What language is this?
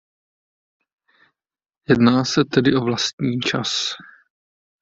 Czech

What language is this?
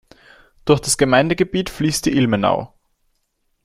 German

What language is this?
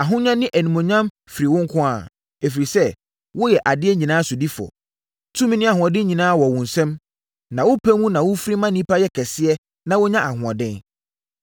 Akan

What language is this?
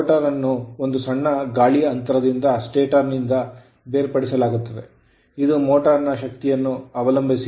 Kannada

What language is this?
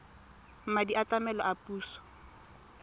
Tswana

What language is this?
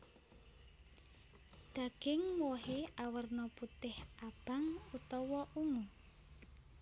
Javanese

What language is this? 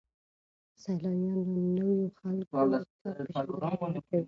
Pashto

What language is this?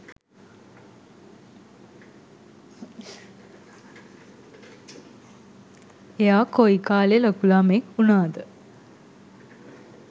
Sinhala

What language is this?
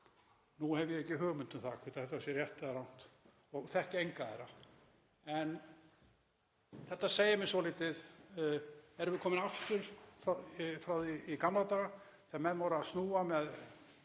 Icelandic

